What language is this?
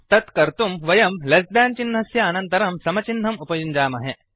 Sanskrit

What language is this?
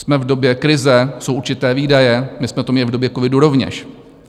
Czech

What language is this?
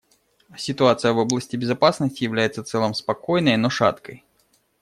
Russian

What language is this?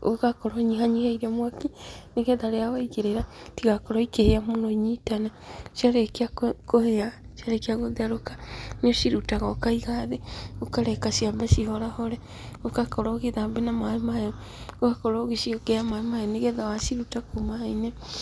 Kikuyu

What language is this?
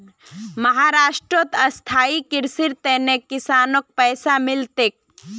Magahi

